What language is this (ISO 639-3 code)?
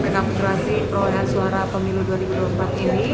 ind